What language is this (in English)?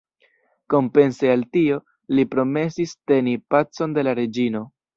Esperanto